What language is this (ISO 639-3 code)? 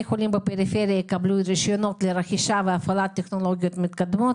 heb